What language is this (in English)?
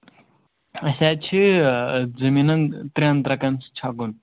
Kashmiri